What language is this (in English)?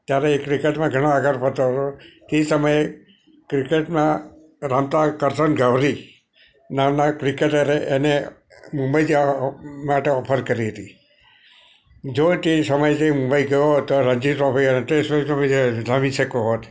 Gujarati